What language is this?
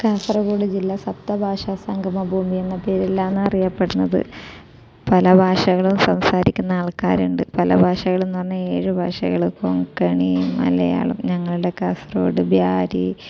Malayalam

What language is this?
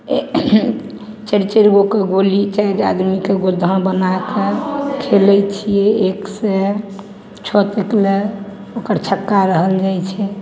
Maithili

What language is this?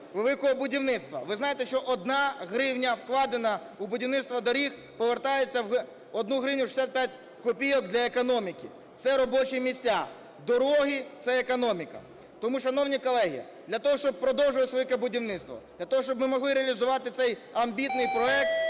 Ukrainian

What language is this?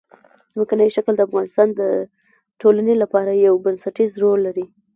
Pashto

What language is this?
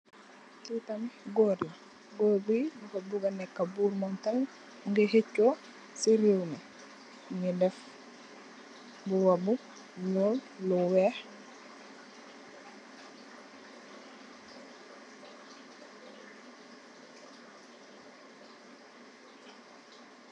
Wolof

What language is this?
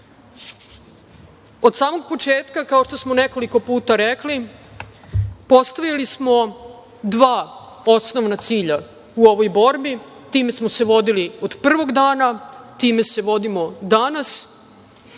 Serbian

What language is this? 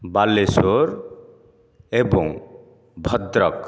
Odia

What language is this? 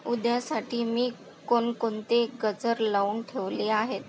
Marathi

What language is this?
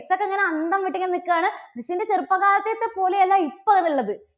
Malayalam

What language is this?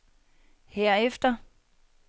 Danish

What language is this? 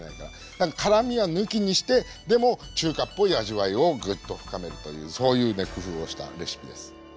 Japanese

